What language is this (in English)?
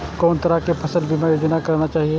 Maithili